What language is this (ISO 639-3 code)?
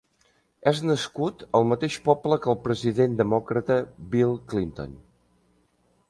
cat